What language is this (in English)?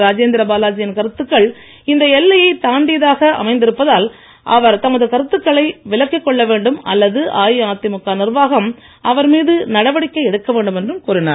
Tamil